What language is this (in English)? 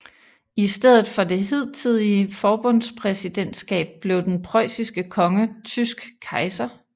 Danish